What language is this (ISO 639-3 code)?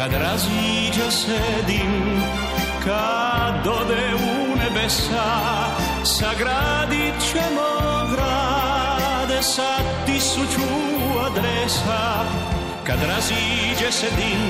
hrv